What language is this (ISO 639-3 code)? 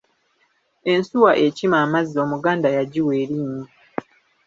lug